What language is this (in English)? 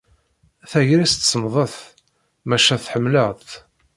Kabyle